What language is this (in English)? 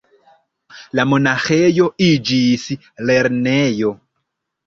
Esperanto